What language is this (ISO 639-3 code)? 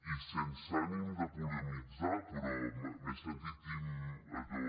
cat